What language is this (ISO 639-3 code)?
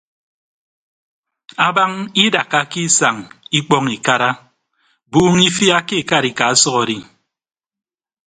ibb